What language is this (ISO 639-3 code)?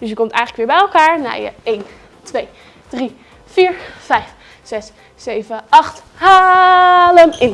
nld